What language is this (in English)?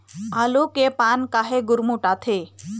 Chhattisgarhi